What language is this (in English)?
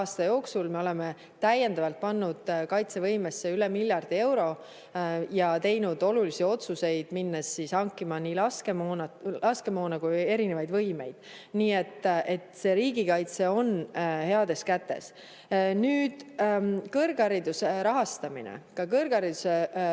Estonian